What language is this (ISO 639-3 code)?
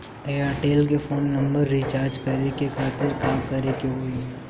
bho